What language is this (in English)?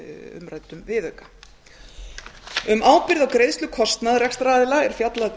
Icelandic